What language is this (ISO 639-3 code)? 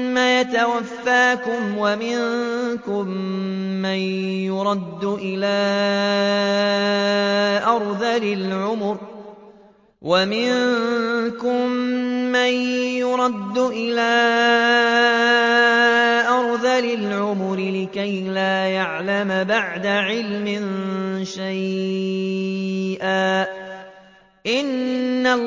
ara